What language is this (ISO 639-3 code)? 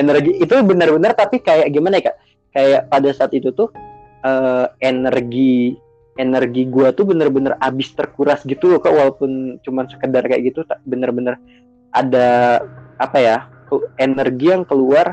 ind